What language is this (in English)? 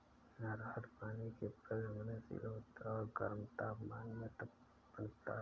Hindi